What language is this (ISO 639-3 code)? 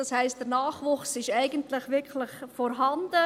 gsw